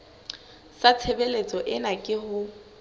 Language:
Southern Sotho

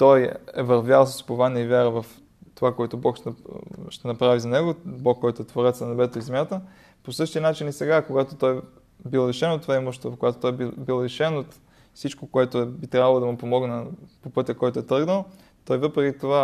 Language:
Bulgarian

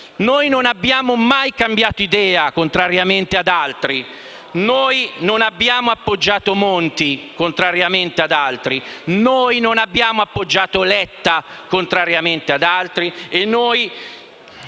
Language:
Italian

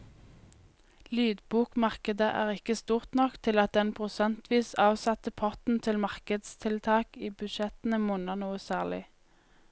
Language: Norwegian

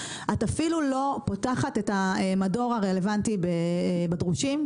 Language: Hebrew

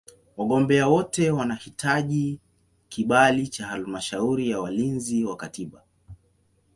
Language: Swahili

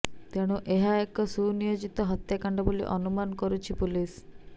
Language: Odia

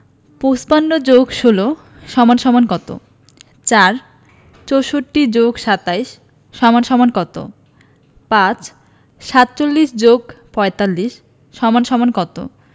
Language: Bangla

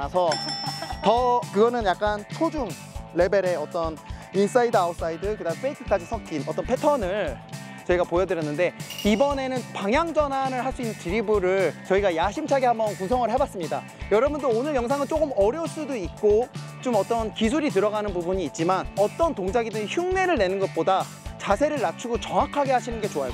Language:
Korean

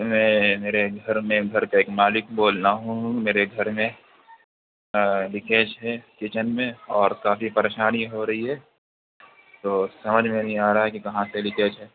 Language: Urdu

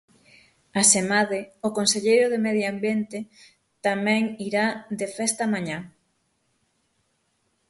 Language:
Galician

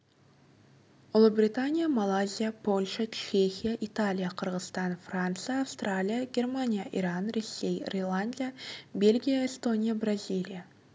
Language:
Kazakh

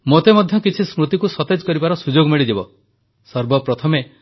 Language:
Odia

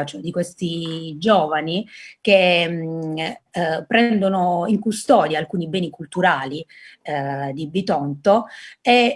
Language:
Italian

